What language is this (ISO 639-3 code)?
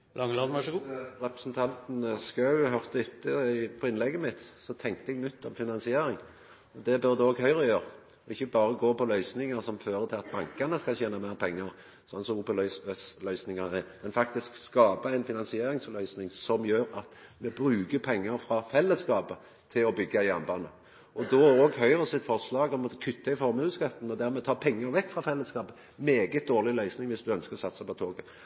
nor